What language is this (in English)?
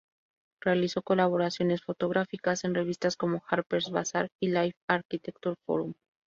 Spanish